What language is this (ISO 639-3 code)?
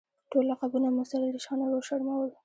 pus